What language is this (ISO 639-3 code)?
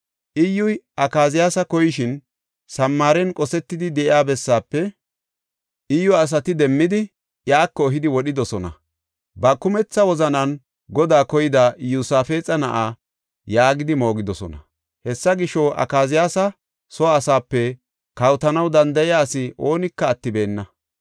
gof